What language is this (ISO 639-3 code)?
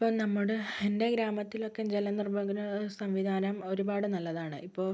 mal